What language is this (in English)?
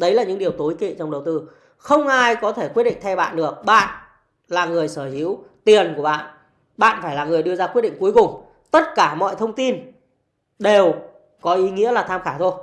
Vietnamese